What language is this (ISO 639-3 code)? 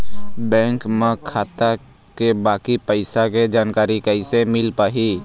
hne